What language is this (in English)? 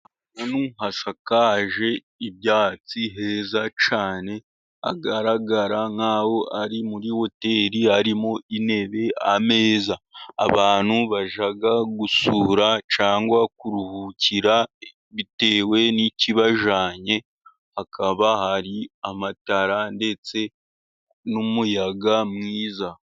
Kinyarwanda